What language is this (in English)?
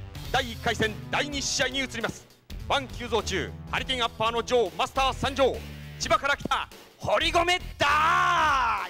Japanese